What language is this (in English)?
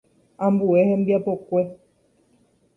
Guarani